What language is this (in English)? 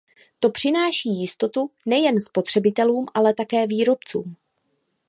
Czech